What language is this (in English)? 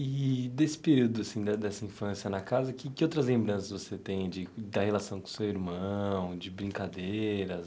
Portuguese